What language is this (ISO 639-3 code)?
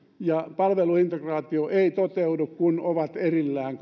fin